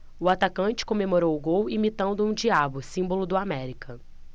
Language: Portuguese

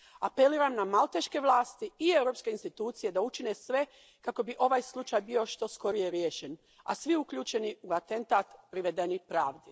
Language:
Croatian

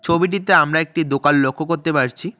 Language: Bangla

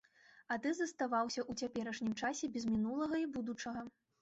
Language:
Belarusian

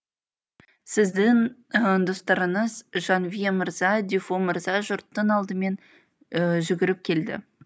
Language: Kazakh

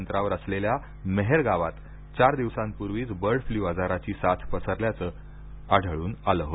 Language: Marathi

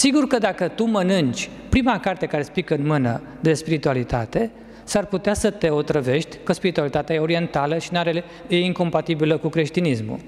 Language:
Romanian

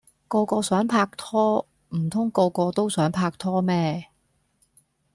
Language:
Cantonese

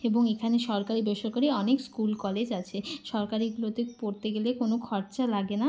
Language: Bangla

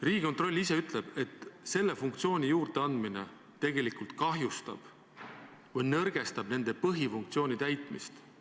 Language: Estonian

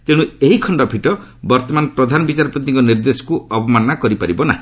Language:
Odia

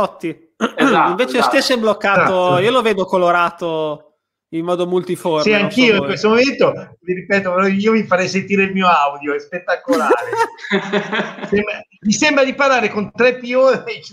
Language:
Italian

